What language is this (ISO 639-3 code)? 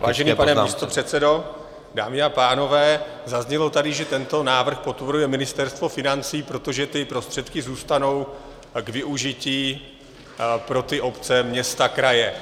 ces